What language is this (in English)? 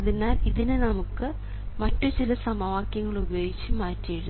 Malayalam